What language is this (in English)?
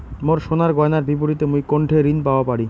Bangla